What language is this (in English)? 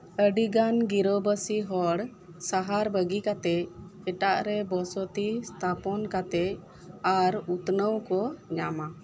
Santali